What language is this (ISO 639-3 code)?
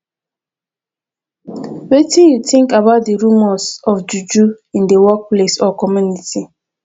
pcm